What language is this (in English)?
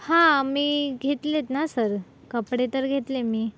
Marathi